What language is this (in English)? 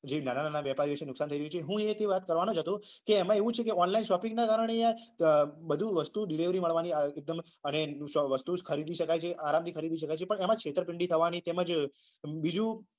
Gujarati